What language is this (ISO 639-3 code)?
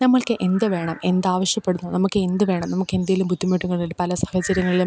mal